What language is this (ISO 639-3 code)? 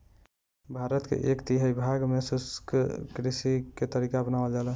bho